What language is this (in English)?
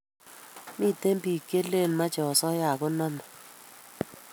Kalenjin